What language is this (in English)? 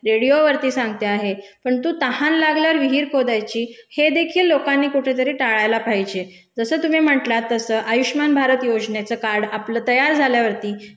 Marathi